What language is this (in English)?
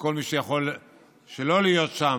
Hebrew